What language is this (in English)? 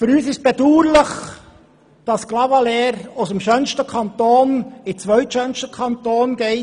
Swiss German